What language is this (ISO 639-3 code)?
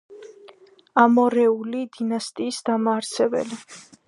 kat